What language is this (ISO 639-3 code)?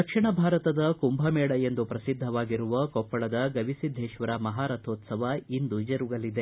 kan